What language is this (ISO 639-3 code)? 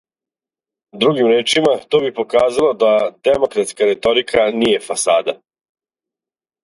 srp